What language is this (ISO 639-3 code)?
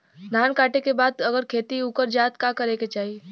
bho